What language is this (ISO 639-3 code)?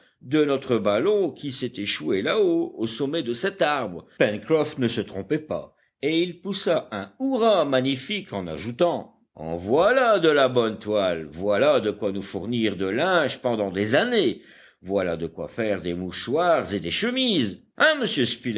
fra